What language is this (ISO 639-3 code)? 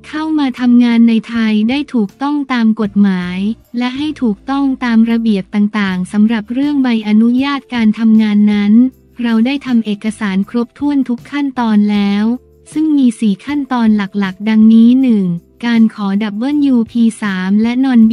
tha